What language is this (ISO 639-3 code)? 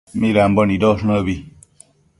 mcf